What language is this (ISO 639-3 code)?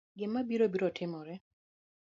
luo